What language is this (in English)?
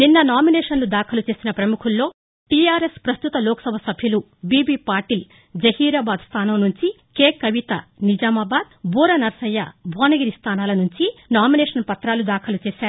Telugu